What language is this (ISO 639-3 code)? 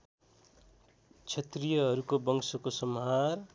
nep